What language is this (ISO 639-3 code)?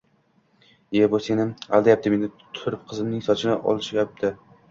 uzb